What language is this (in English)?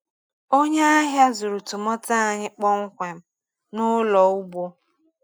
Igbo